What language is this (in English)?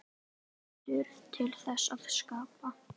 Icelandic